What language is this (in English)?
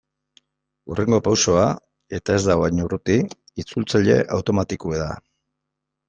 Basque